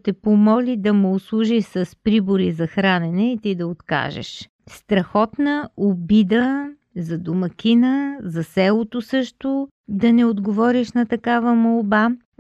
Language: Bulgarian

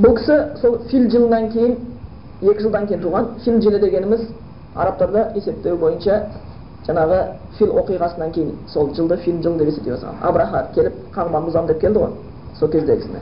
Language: Bulgarian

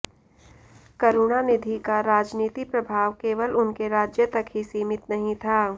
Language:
Hindi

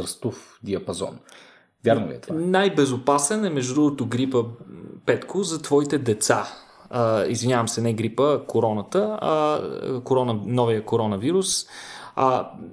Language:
Bulgarian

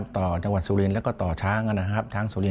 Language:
Thai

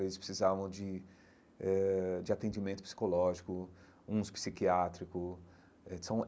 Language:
Portuguese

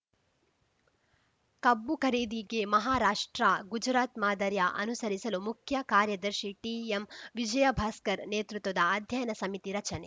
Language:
Kannada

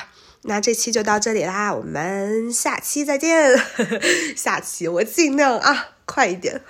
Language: Chinese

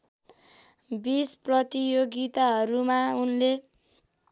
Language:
Nepali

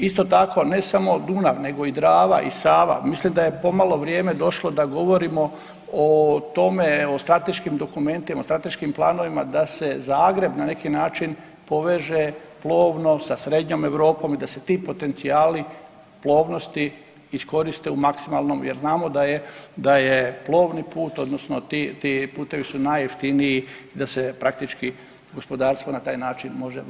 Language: Croatian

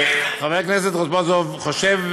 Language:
Hebrew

